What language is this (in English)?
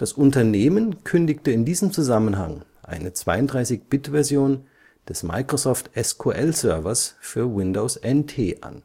German